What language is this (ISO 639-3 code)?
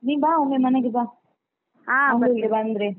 kan